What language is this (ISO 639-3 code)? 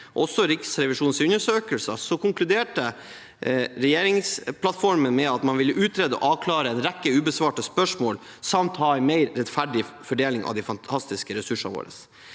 nor